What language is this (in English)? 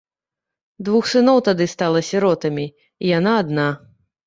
Belarusian